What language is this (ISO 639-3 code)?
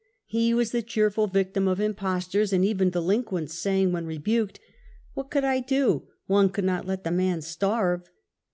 eng